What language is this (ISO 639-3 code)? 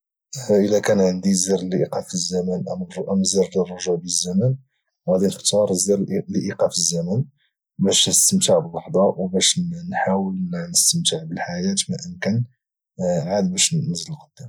ary